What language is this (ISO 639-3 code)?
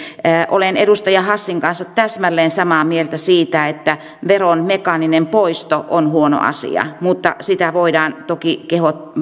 fin